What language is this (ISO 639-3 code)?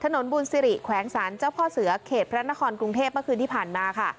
tha